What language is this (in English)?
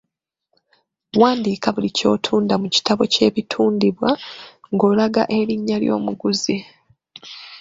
Ganda